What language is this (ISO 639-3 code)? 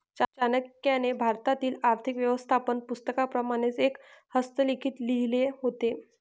mar